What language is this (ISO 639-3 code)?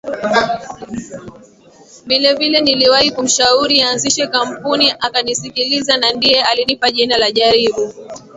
swa